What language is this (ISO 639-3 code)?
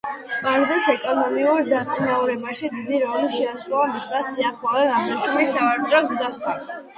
kat